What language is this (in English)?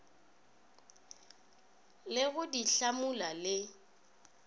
Northern Sotho